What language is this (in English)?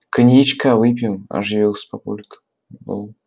Russian